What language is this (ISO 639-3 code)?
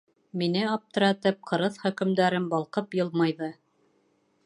bak